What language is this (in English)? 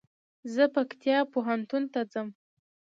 Pashto